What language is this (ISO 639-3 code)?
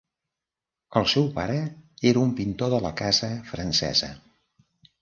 cat